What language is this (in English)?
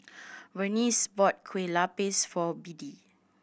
English